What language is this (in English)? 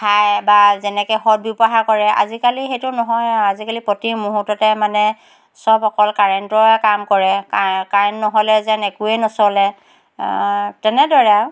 Assamese